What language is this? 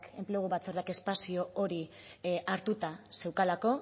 Basque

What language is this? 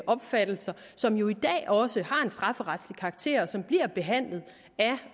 Danish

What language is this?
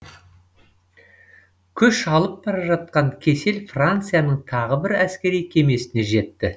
Kazakh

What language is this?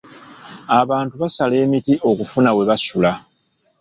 Ganda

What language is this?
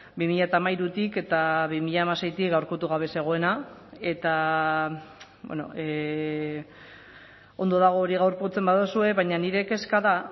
Basque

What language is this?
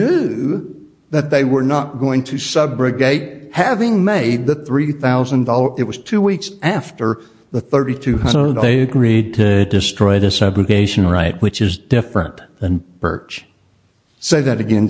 English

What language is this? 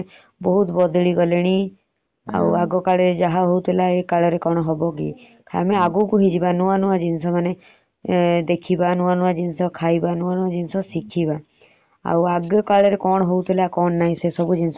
Odia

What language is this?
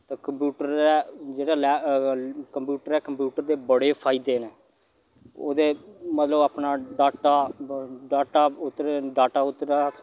Dogri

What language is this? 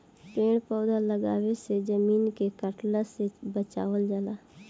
Bhojpuri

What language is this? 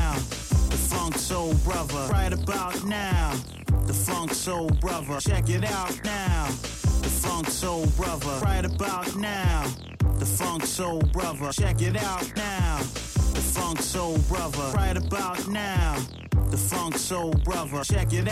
Italian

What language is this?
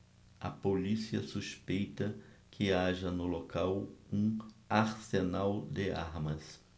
Portuguese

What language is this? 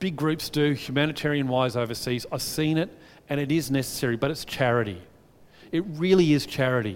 English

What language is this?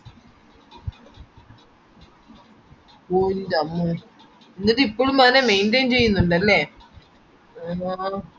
Malayalam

